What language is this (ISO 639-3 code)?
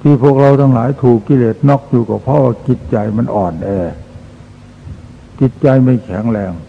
tha